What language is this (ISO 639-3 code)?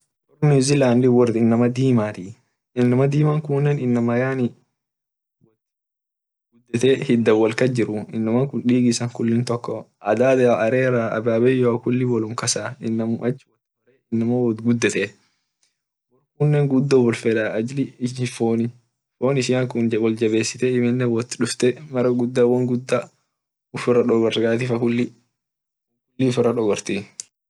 orc